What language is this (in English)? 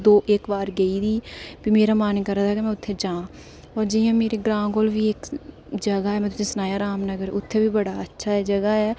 Dogri